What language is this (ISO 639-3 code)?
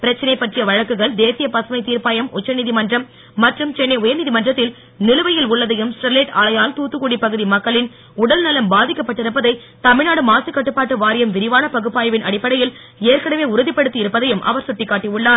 tam